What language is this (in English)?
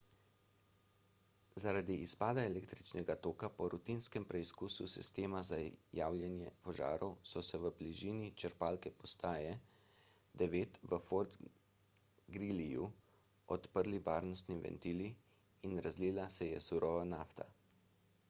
Slovenian